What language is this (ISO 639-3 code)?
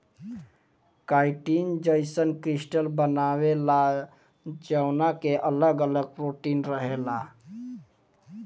bho